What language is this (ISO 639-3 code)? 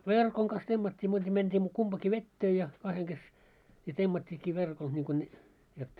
fin